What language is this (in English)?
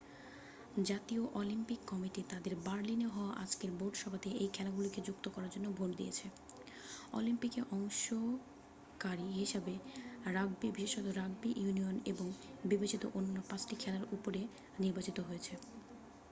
Bangla